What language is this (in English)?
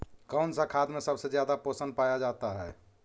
Magahi